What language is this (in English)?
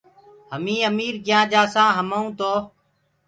Gurgula